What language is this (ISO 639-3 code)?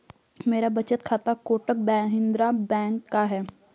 hin